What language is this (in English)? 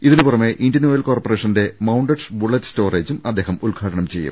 Malayalam